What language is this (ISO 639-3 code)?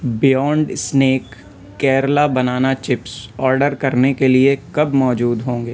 urd